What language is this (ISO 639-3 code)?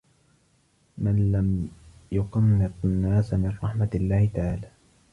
ara